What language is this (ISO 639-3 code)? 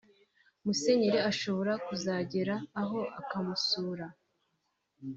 kin